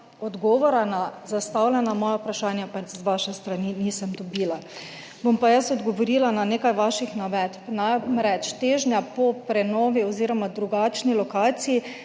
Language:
Slovenian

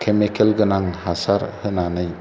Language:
Bodo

